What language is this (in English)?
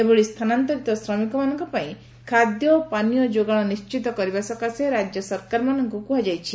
Odia